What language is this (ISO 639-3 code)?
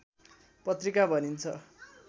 nep